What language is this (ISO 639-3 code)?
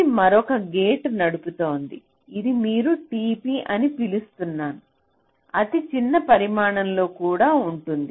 tel